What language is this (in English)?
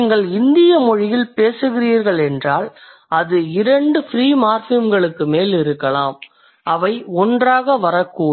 Tamil